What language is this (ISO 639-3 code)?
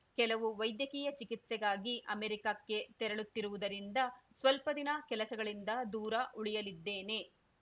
kan